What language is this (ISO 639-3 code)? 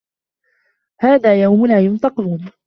ara